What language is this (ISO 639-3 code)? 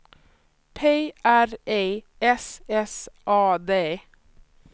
swe